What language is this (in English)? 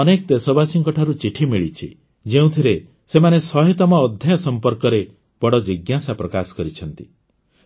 Odia